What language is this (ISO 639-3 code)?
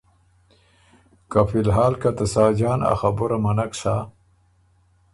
oru